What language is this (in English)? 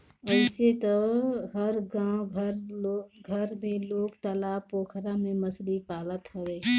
Bhojpuri